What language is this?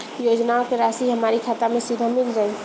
Bhojpuri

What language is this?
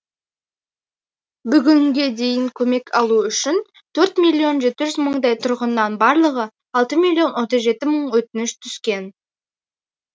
Kazakh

